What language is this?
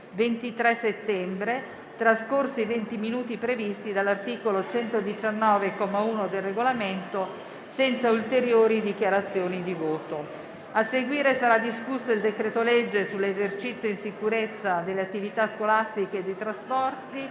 Italian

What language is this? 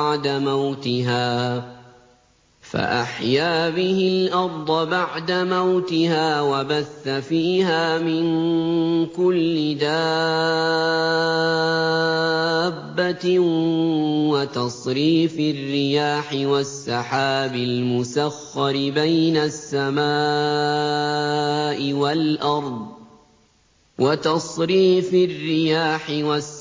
Arabic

